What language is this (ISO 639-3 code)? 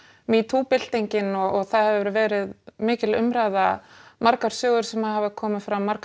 isl